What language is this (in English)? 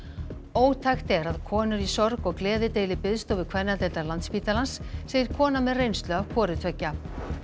Icelandic